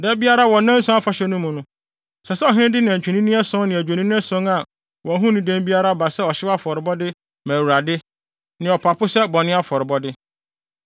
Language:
Akan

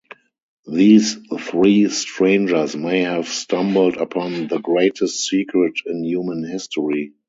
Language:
English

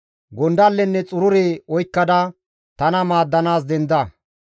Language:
Gamo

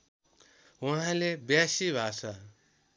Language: Nepali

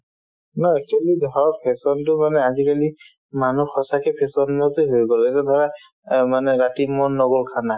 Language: Assamese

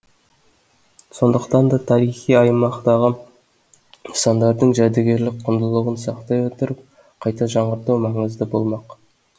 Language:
Kazakh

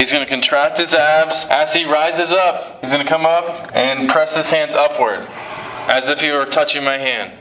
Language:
English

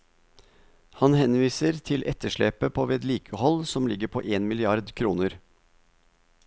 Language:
Norwegian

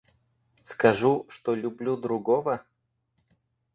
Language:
Russian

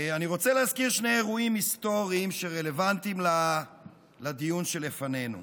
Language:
Hebrew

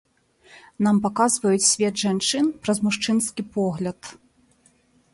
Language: Belarusian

